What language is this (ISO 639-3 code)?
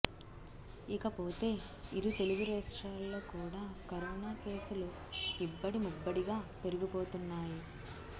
tel